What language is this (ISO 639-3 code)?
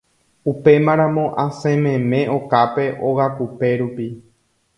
grn